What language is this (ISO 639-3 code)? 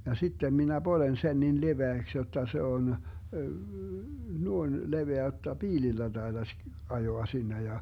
fin